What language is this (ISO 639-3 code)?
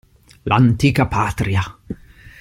ita